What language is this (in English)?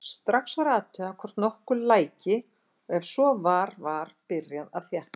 Icelandic